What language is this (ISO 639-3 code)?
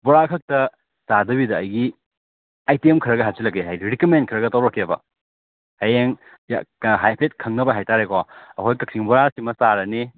mni